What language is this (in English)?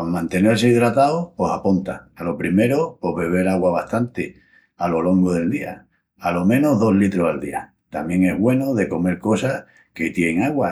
Extremaduran